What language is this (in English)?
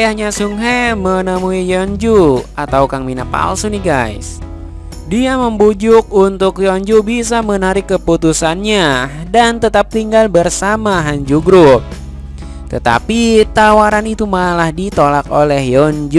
Indonesian